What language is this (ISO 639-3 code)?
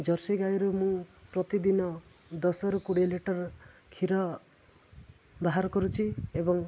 ori